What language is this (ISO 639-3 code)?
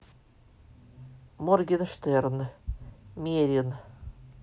rus